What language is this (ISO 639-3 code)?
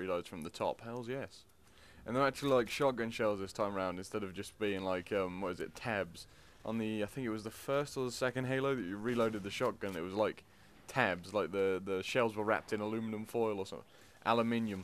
eng